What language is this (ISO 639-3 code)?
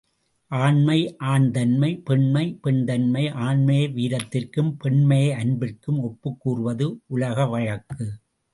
tam